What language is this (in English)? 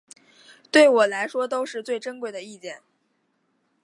Chinese